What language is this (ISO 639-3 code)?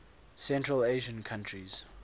eng